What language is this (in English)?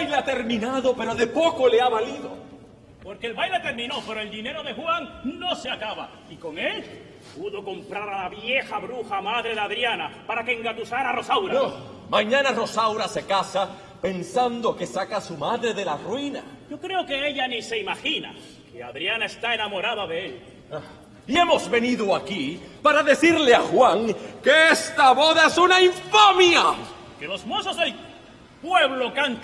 Spanish